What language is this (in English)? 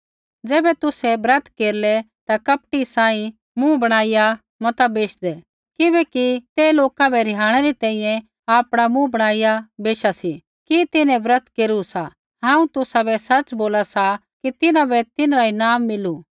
Kullu Pahari